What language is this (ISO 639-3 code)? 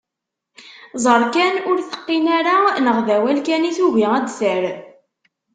kab